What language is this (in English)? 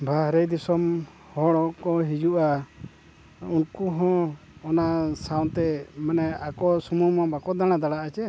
Santali